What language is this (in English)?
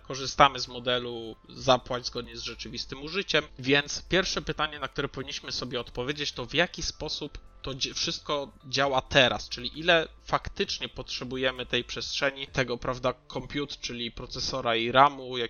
Polish